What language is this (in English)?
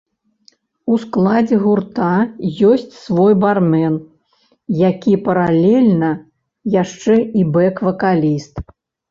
Belarusian